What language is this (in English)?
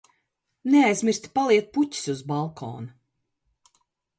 Latvian